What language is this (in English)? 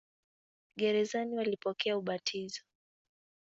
Swahili